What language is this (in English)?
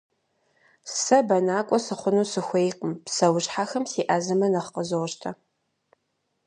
Kabardian